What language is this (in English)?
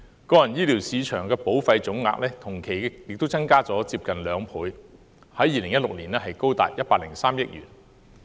Cantonese